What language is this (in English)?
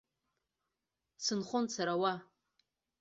Abkhazian